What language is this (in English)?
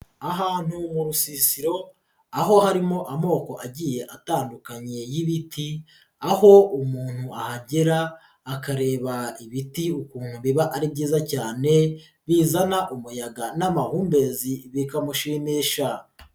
Kinyarwanda